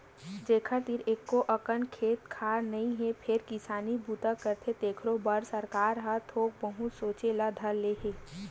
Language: Chhattisgarhi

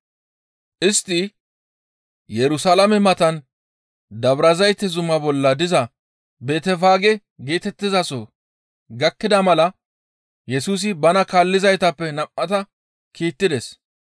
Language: Gamo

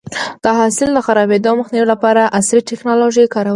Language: Pashto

